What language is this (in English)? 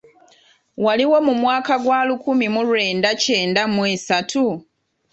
Ganda